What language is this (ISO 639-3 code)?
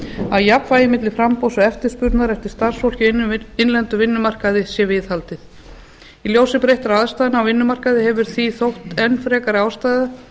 isl